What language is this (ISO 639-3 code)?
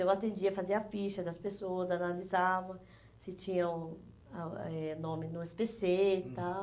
por